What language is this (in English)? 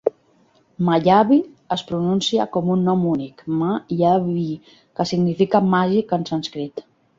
Catalan